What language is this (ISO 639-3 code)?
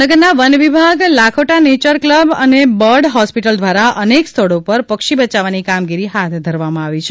guj